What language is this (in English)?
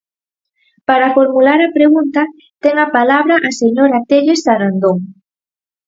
Galician